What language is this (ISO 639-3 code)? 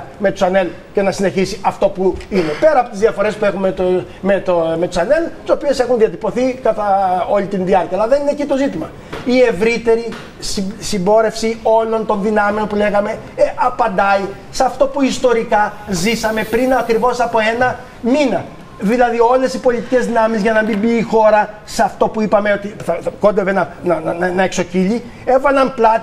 ell